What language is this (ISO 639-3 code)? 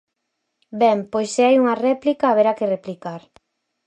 glg